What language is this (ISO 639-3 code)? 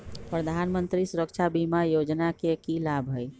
mag